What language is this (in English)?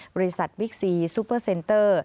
Thai